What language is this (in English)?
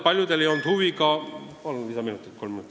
Estonian